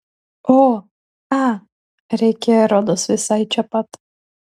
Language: Lithuanian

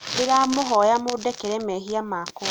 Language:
Kikuyu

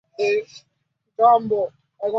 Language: Swahili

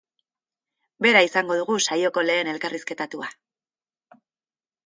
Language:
Basque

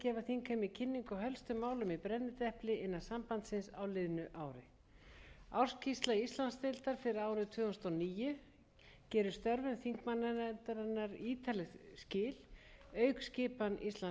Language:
Icelandic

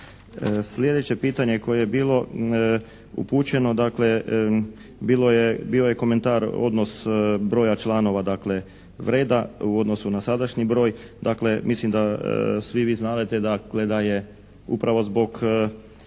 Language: Croatian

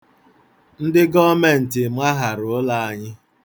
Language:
Igbo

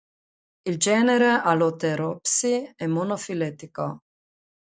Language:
Italian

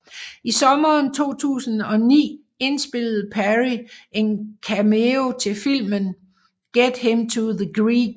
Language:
Danish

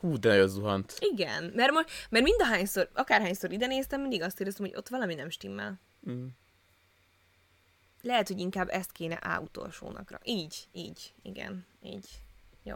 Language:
Hungarian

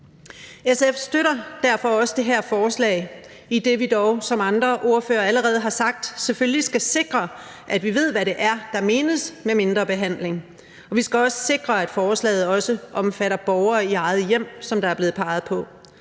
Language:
Danish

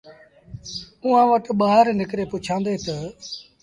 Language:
Sindhi Bhil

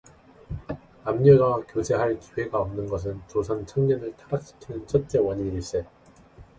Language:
Korean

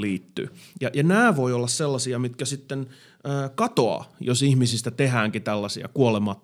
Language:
Finnish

